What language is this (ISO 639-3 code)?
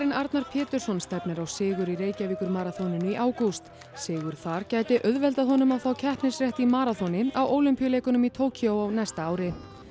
isl